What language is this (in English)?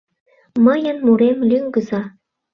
Mari